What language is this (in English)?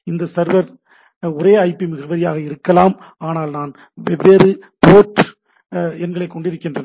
Tamil